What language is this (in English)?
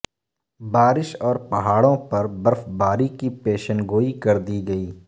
Urdu